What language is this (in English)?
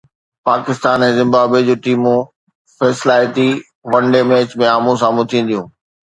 Sindhi